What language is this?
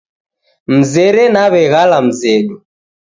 Taita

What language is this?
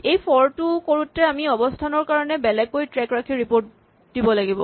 Assamese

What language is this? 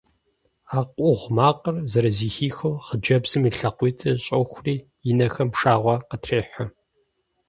Kabardian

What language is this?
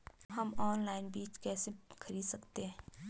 Hindi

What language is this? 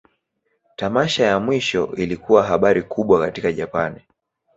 Swahili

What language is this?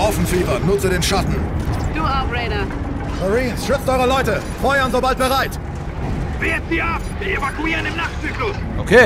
German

